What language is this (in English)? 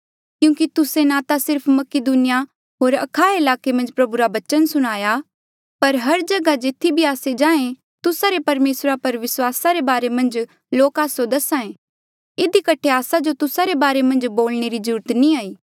Mandeali